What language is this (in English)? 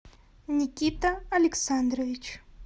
Russian